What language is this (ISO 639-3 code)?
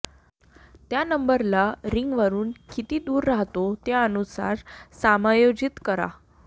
mar